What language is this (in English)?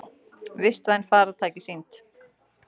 Icelandic